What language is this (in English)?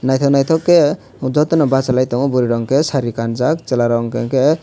Kok Borok